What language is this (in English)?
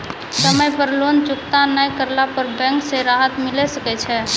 Maithili